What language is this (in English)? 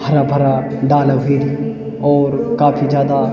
Garhwali